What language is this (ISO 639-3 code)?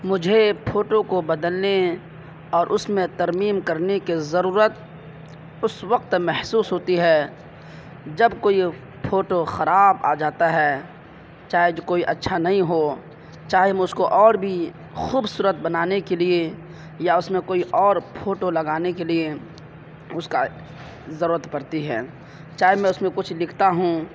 urd